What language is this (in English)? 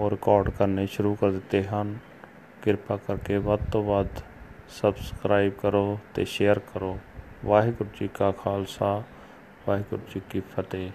Punjabi